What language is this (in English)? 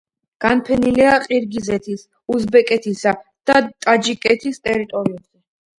Georgian